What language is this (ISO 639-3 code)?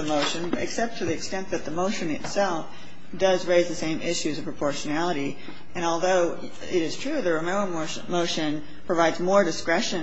eng